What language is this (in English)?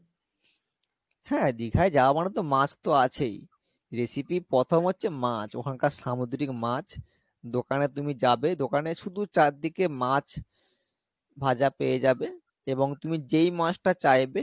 Bangla